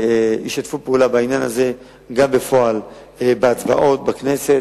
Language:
Hebrew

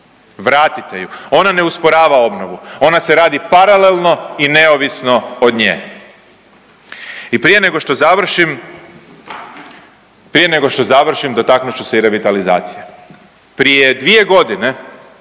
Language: Croatian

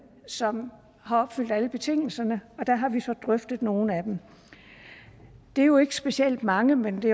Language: Danish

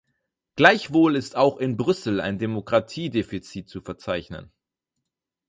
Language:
German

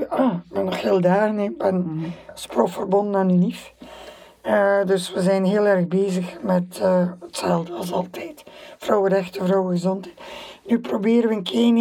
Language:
Dutch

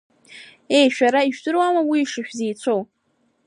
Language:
Abkhazian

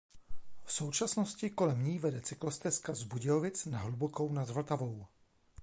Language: Czech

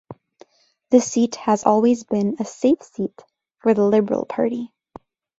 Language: English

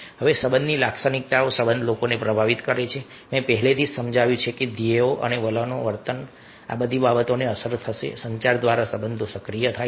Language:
Gujarati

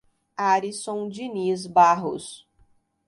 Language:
Portuguese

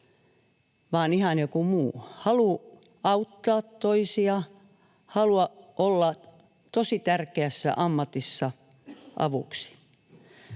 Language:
Finnish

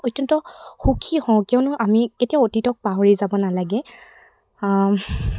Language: Assamese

